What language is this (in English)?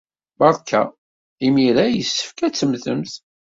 Kabyle